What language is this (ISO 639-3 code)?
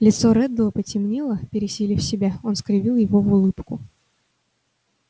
rus